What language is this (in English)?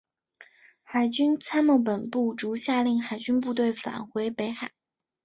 Chinese